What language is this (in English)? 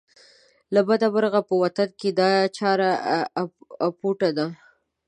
Pashto